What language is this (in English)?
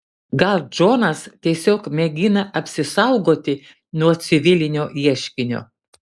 Lithuanian